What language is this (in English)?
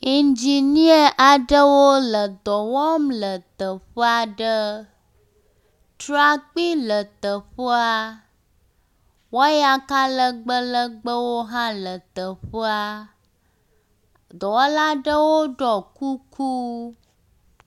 Ewe